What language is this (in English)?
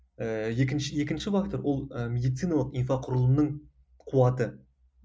Kazakh